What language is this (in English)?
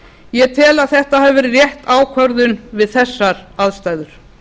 Icelandic